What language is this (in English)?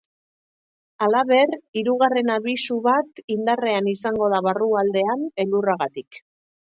Basque